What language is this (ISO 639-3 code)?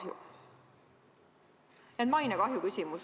est